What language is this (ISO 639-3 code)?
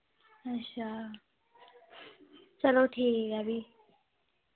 doi